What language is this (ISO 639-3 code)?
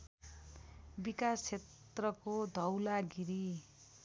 nep